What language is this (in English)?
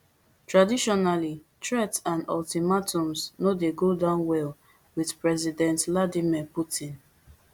Nigerian Pidgin